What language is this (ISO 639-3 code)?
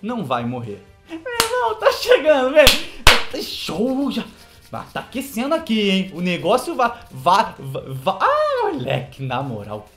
por